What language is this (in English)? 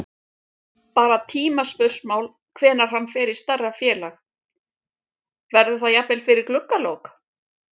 Icelandic